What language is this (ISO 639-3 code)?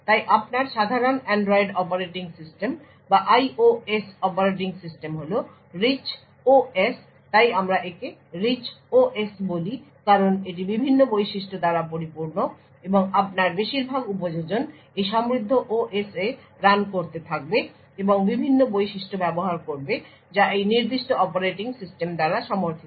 ben